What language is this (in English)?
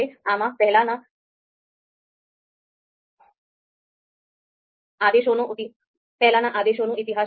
Gujarati